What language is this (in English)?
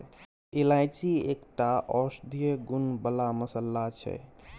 Maithili